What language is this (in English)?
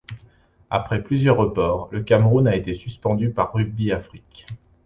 French